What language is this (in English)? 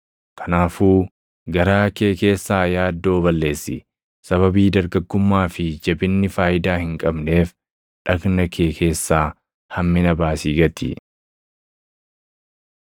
Oromo